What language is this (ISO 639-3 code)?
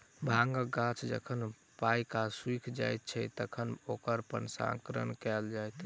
mai